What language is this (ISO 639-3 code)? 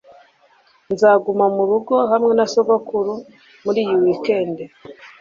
kin